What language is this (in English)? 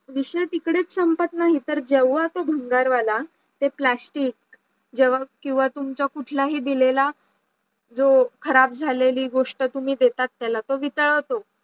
Marathi